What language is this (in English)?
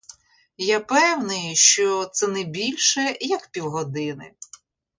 Ukrainian